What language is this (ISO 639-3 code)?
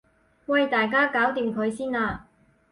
yue